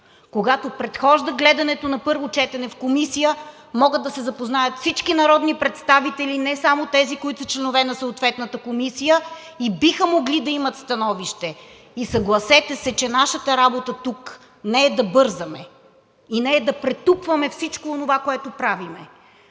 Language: Bulgarian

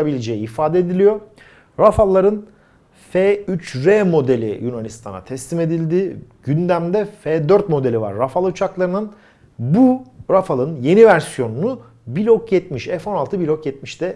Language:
Turkish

